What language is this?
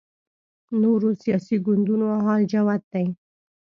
Pashto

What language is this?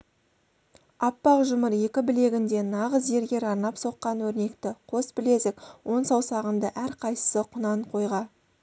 Kazakh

